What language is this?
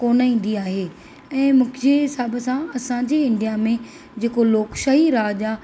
Sindhi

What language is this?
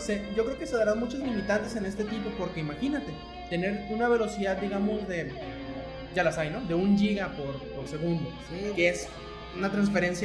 Spanish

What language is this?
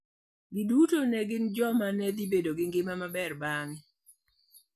Luo (Kenya and Tanzania)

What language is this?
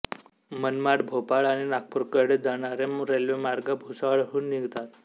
Marathi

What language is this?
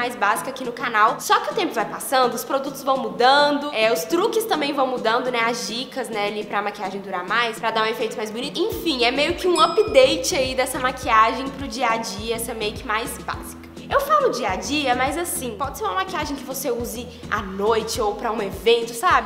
Portuguese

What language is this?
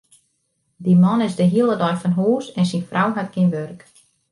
Western Frisian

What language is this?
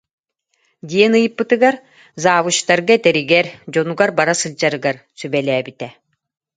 Yakut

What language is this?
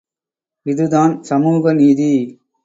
Tamil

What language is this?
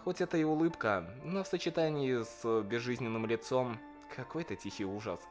Russian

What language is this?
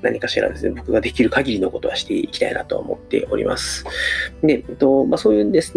Japanese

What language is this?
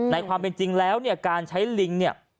Thai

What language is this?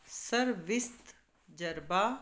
Punjabi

